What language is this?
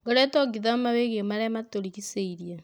Kikuyu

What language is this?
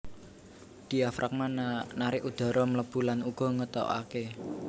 Javanese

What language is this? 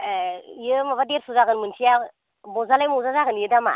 Bodo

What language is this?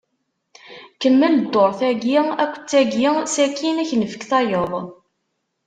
Kabyle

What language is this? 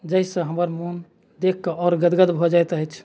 Maithili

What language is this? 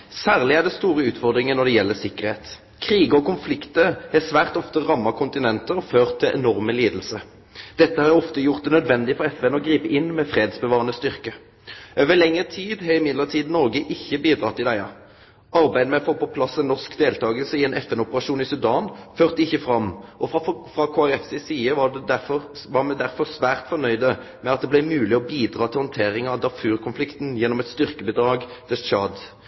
Norwegian Nynorsk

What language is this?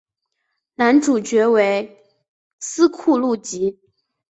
Chinese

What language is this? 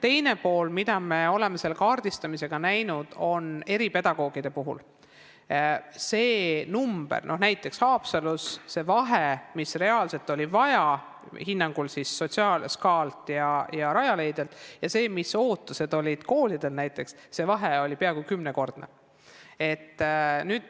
Estonian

